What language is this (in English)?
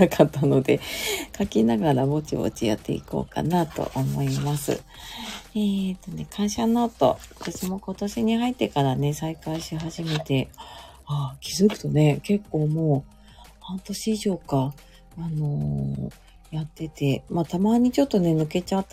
Japanese